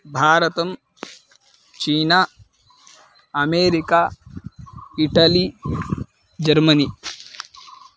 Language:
Sanskrit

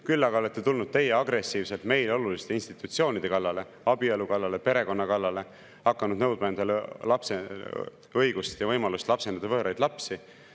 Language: Estonian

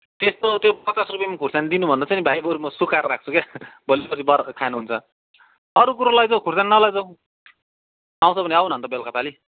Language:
Nepali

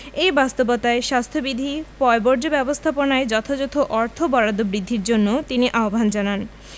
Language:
Bangla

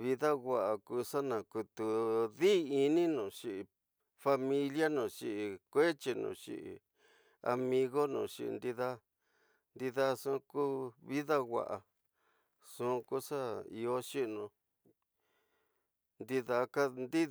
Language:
Tidaá Mixtec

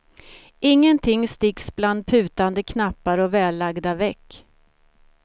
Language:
Swedish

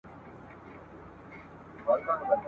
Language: Pashto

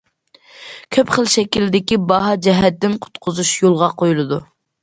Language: Uyghur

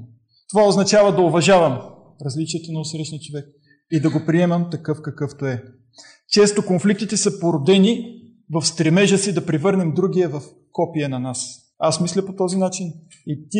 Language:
Bulgarian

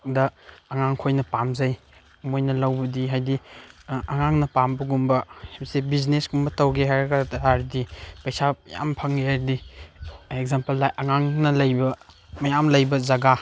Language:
Manipuri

